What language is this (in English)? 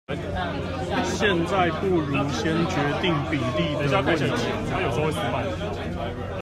Chinese